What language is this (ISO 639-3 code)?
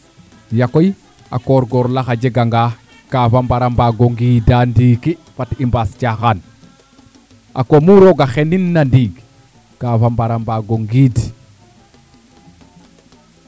srr